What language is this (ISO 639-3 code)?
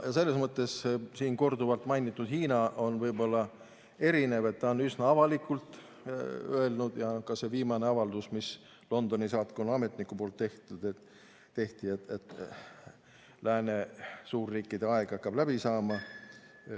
est